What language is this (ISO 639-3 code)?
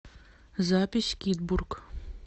rus